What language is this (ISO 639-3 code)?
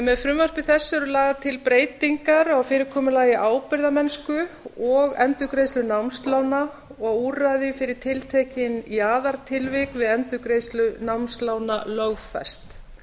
isl